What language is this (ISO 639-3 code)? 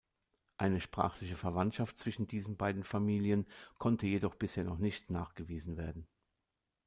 deu